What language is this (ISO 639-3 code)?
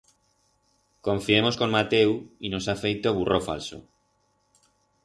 arg